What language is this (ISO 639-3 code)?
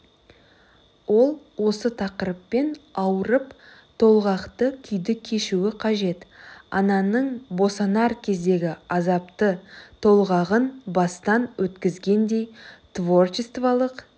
kaz